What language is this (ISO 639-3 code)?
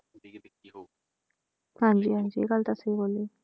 pan